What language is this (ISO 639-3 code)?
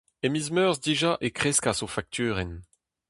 bre